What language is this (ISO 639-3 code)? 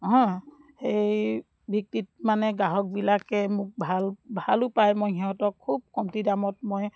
asm